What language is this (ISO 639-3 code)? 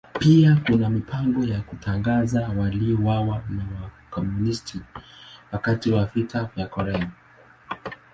swa